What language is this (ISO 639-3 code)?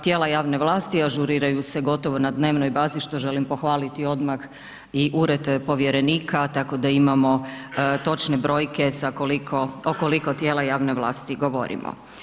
hrv